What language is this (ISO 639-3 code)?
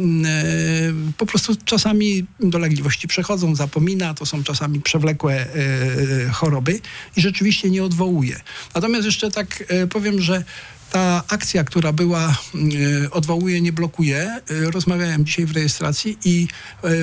pol